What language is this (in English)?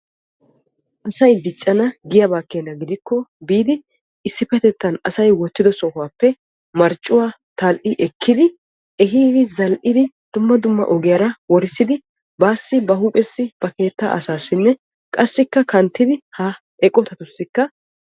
Wolaytta